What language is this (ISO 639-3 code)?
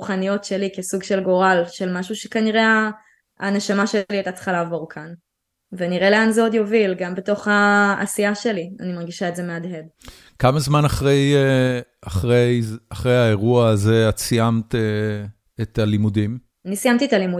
heb